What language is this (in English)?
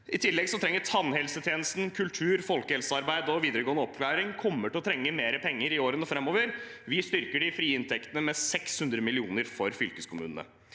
Norwegian